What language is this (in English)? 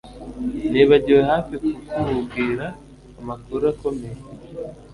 Kinyarwanda